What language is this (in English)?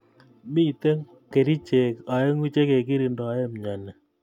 Kalenjin